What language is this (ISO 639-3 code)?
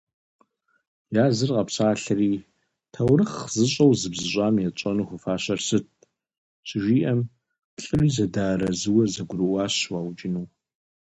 kbd